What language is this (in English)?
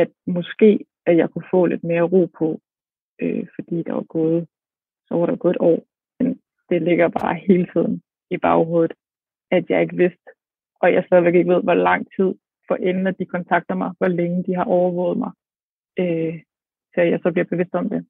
Danish